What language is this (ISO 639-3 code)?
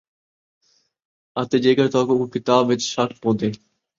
skr